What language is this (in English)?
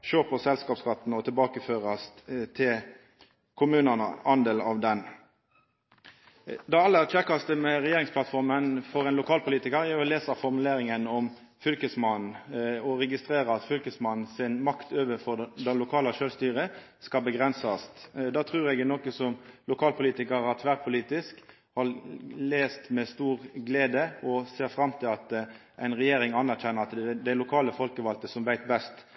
Norwegian Nynorsk